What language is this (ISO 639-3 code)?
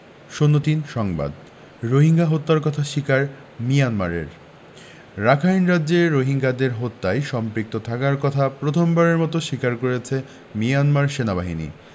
ben